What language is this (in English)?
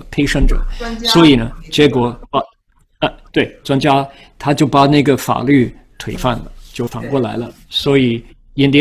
Chinese